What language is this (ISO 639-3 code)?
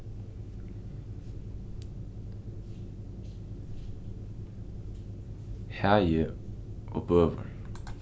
fao